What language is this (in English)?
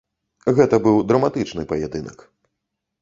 Belarusian